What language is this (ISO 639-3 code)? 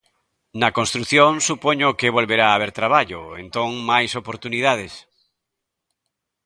glg